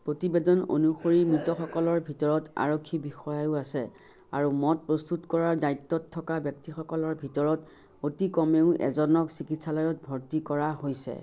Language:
Assamese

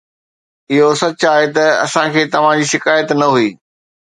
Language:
Sindhi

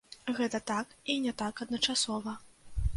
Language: Belarusian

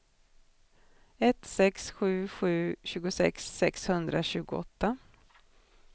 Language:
Swedish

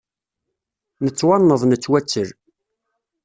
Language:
Kabyle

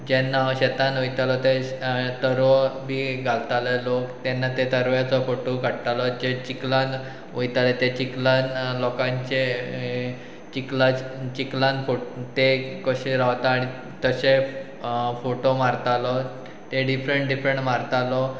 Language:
Konkani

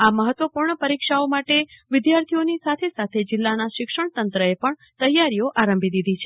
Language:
Gujarati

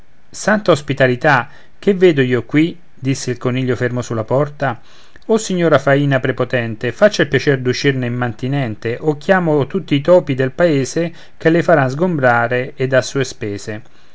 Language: Italian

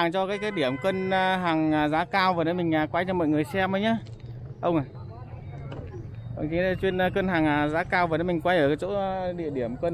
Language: Vietnamese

